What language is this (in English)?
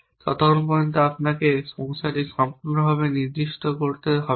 Bangla